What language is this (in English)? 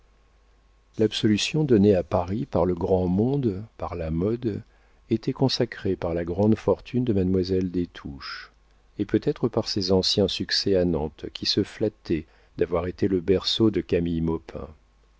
French